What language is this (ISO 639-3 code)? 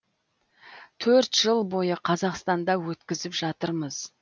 kaz